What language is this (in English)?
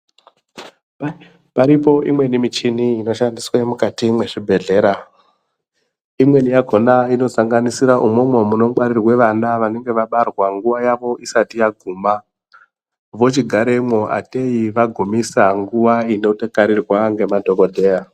Ndau